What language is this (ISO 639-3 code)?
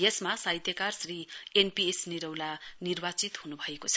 nep